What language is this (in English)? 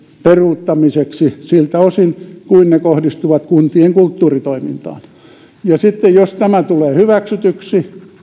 Finnish